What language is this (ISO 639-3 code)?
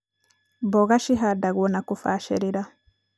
kik